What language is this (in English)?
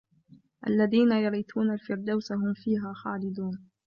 Arabic